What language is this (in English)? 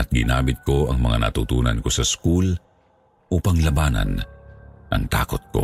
Filipino